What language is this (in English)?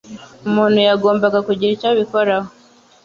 Kinyarwanda